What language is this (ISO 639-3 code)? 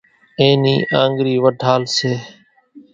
gjk